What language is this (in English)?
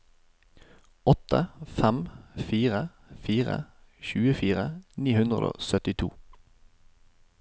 Norwegian